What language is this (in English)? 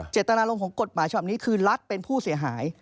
Thai